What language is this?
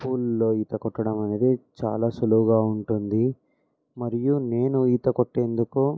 Telugu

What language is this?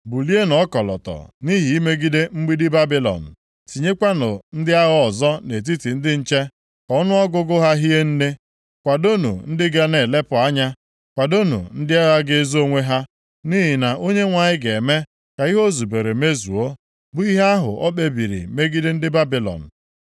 Igbo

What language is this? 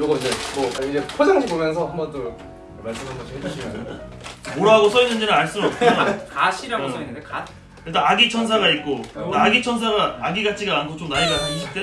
Korean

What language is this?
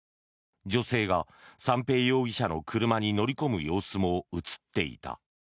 Japanese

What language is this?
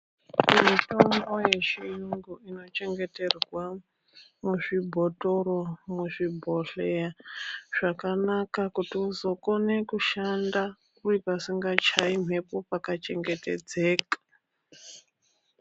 Ndau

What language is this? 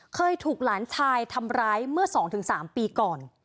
Thai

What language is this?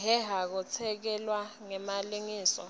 Swati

